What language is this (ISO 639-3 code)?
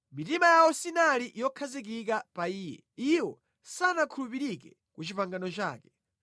nya